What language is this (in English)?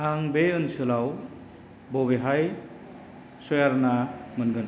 Bodo